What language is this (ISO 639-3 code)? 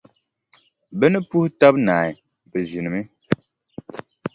dag